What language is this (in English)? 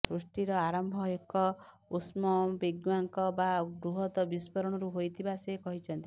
Odia